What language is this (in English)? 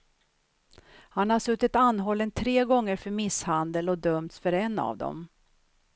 Swedish